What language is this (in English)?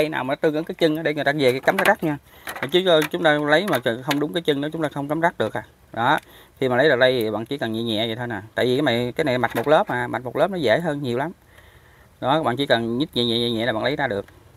Vietnamese